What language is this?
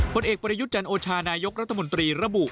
Thai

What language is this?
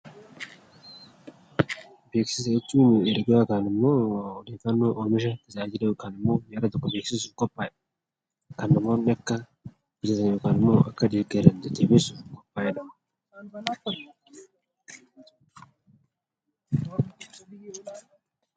Oromo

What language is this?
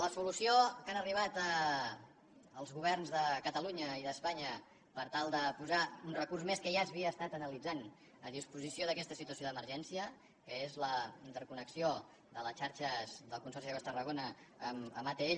Catalan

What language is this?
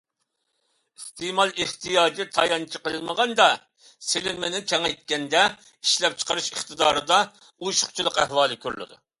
Uyghur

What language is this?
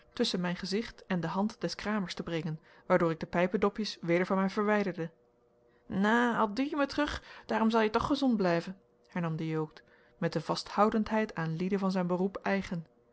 Dutch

